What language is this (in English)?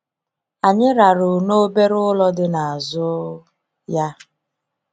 Igbo